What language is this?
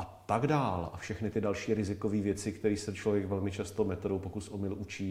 Czech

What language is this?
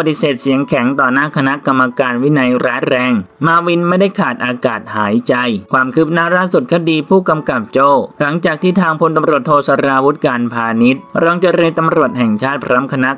Thai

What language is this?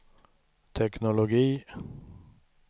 Swedish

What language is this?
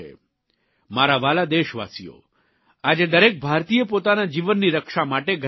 Gujarati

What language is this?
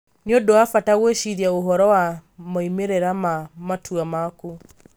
Kikuyu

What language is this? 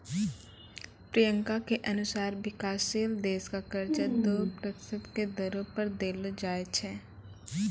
Maithili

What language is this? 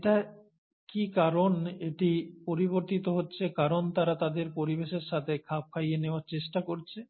Bangla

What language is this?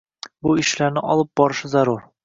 Uzbek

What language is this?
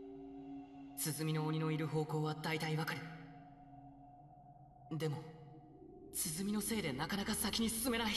Japanese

